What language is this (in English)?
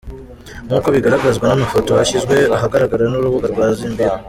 Kinyarwanda